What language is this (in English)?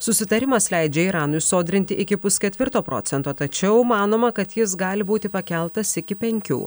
Lithuanian